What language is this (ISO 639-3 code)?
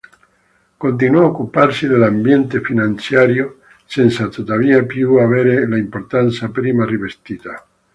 ita